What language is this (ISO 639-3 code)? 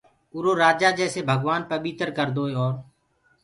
ggg